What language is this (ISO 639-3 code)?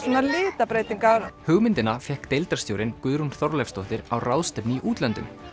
isl